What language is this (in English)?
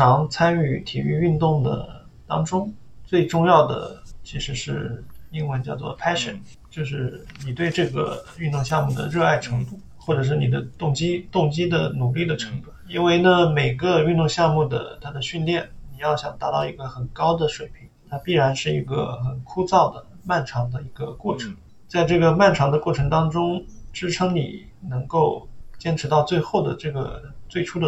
Chinese